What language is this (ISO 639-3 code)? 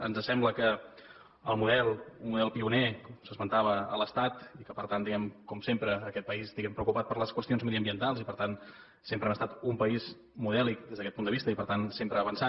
cat